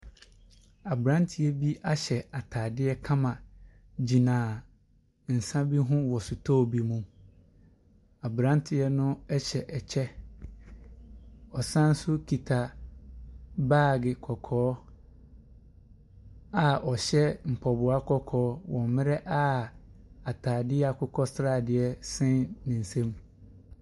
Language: Akan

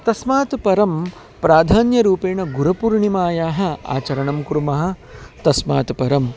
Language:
Sanskrit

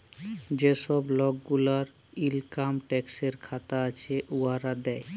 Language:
Bangla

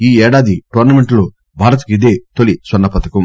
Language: Telugu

